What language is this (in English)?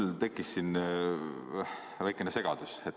Estonian